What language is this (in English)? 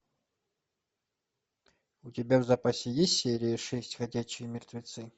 Russian